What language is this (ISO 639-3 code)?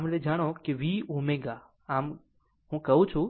guj